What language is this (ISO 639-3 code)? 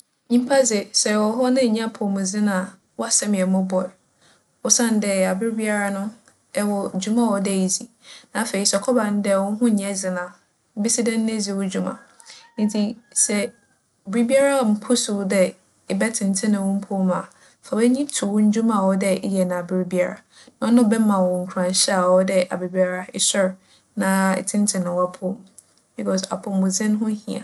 aka